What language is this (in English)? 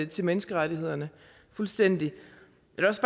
Danish